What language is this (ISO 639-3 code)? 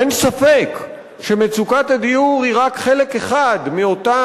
heb